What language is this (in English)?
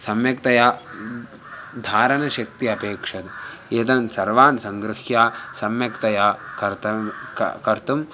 Sanskrit